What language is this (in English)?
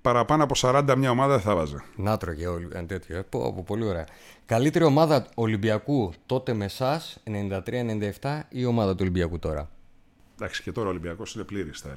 Greek